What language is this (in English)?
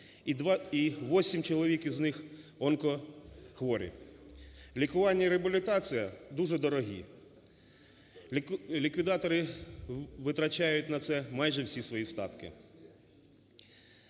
Ukrainian